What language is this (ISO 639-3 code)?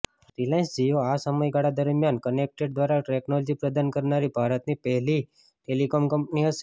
guj